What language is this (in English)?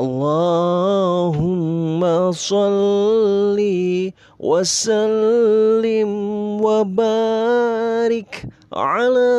Indonesian